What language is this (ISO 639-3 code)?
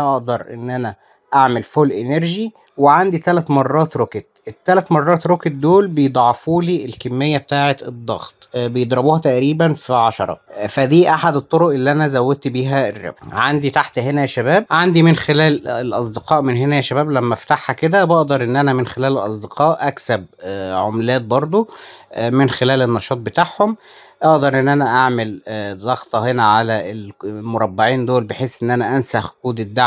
ara